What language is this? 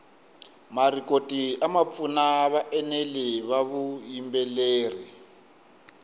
Tsonga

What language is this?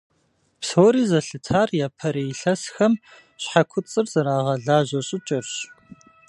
Kabardian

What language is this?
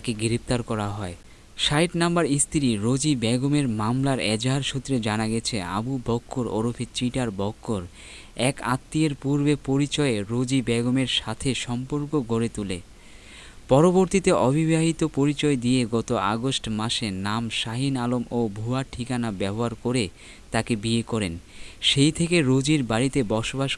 Bangla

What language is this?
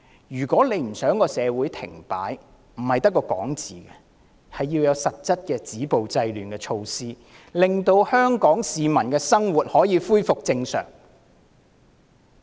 Cantonese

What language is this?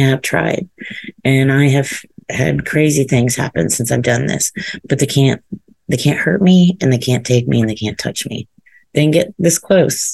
English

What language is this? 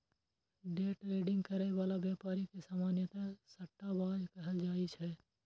Maithili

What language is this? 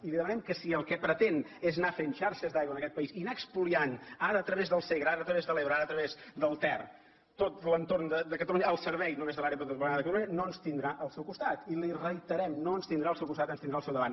Catalan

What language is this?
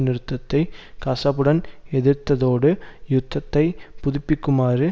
Tamil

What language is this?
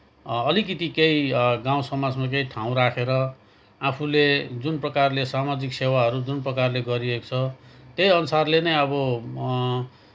Nepali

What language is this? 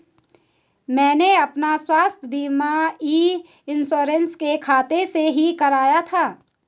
Hindi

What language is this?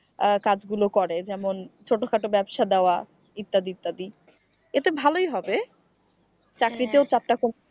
Bangla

